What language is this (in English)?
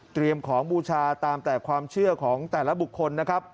Thai